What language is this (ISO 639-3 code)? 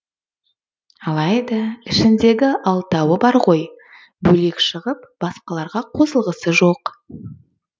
kaz